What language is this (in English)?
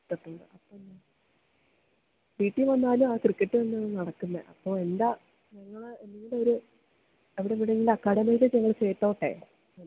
Malayalam